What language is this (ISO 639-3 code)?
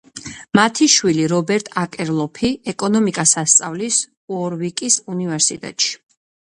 kat